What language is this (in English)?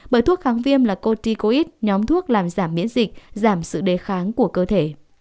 Vietnamese